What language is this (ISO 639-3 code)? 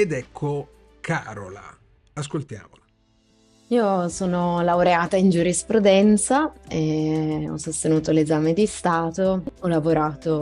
ita